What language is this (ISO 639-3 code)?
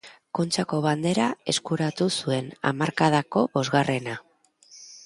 eus